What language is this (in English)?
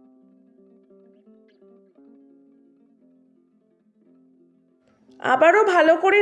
Bangla